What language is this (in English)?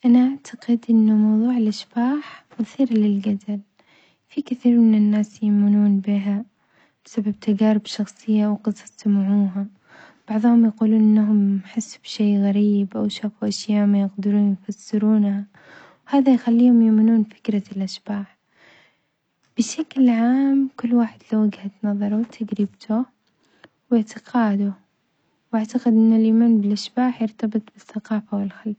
Omani Arabic